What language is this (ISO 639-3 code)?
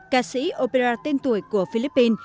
vie